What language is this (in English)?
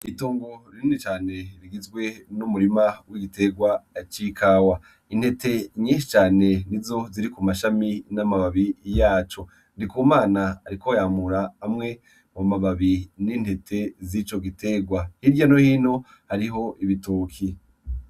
Rundi